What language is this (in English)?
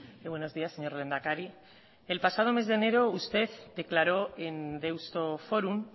Spanish